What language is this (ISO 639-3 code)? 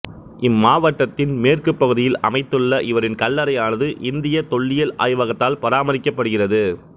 tam